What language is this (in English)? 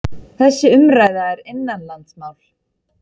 Icelandic